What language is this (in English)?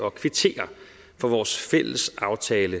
Danish